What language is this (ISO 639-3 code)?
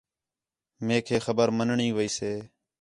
xhe